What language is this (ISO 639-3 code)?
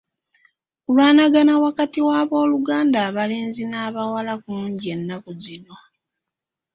lug